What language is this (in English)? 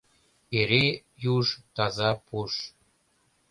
Mari